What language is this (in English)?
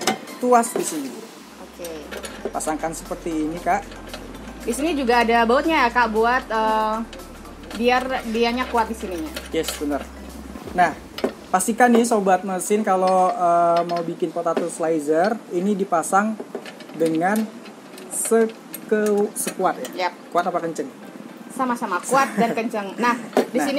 Indonesian